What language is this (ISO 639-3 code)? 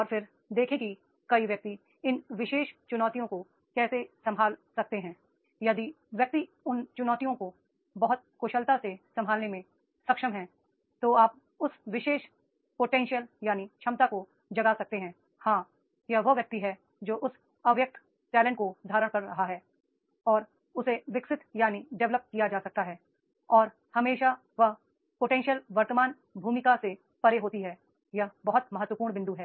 hin